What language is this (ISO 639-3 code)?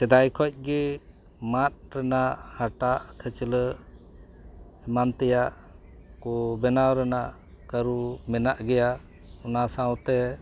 sat